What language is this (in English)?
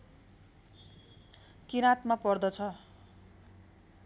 Nepali